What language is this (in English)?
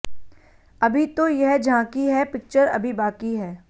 Hindi